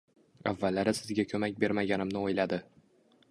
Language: Uzbek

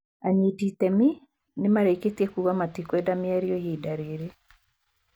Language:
Kikuyu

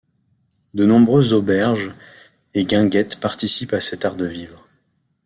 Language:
French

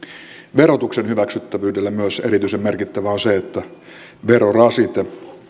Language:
Finnish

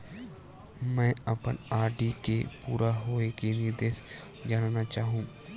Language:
Chhattisgarhi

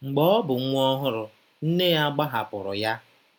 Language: Igbo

